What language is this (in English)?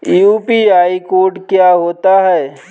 Hindi